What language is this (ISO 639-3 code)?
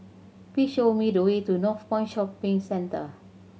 eng